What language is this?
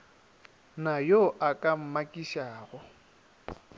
Northern Sotho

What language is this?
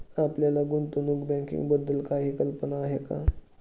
Marathi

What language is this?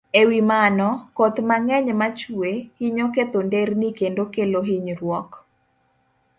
Luo (Kenya and Tanzania)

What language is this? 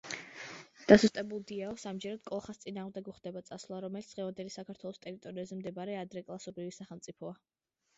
Georgian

